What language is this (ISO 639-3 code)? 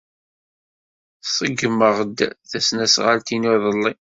kab